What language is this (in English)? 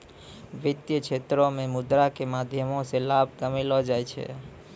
Maithili